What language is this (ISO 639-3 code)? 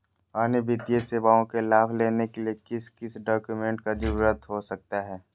mag